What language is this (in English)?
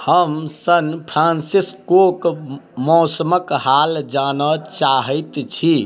Maithili